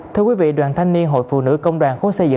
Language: Vietnamese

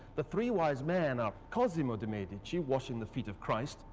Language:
English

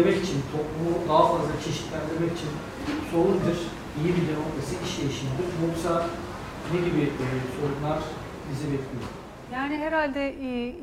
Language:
Turkish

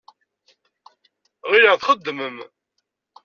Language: Kabyle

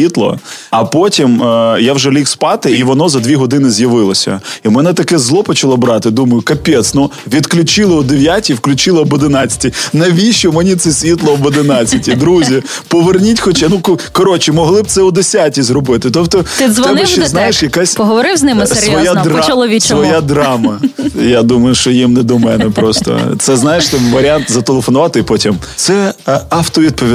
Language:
Ukrainian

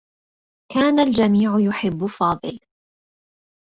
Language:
Arabic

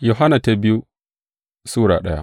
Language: Hausa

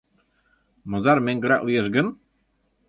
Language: Mari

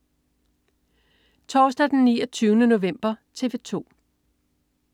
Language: Danish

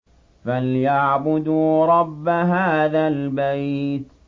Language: Arabic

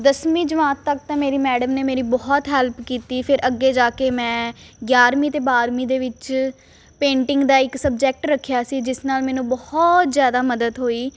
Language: Punjabi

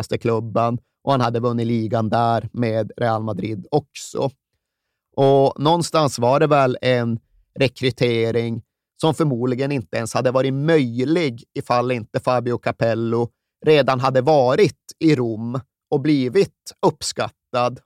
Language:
Swedish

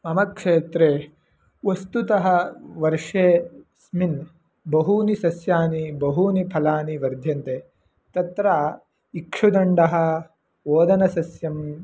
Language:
Sanskrit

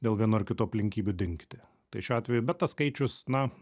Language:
Lithuanian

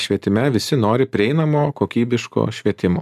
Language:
Lithuanian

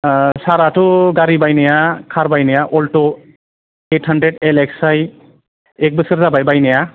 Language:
Bodo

